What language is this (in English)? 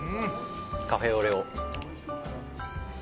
Japanese